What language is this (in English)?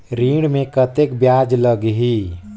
Chhattisgarhi